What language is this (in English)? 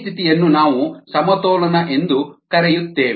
Kannada